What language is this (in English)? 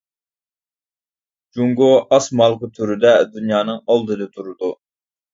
Uyghur